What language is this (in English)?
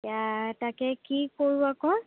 Assamese